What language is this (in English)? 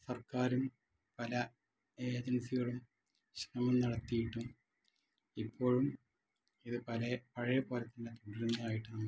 Malayalam